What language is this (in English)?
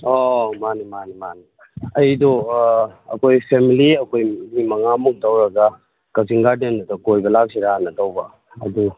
Manipuri